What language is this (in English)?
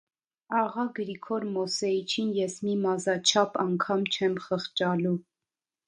Armenian